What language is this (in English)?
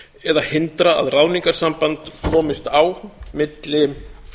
Icelandic